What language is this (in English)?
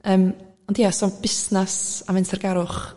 Welsh